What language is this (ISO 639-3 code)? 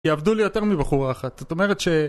heb